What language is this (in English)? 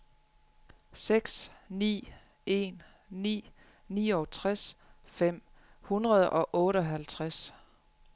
Danish